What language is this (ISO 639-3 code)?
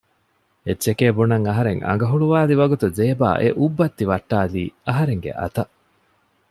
div